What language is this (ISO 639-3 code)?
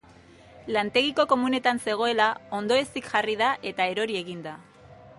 eus